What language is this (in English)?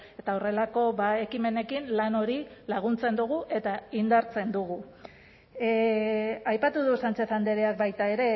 Basque